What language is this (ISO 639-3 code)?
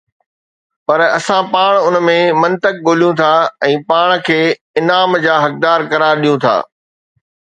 snd